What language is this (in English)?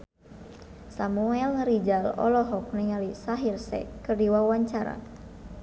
Sundanese